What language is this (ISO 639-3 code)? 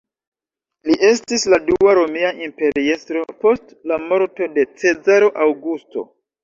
epo